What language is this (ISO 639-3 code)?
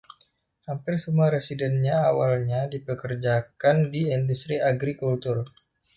ind